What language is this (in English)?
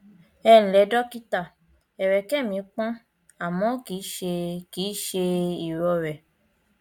Yoruba